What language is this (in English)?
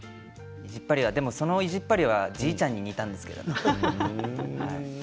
Japanese